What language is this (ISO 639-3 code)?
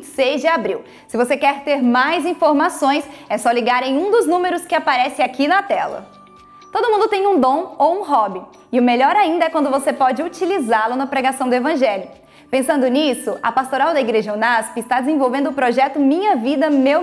por